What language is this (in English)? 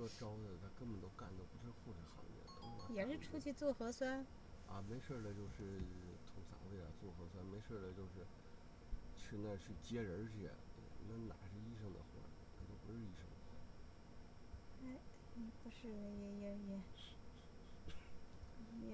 Chinese